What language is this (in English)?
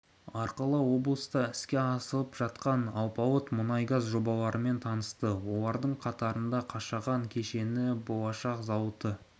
Kazakh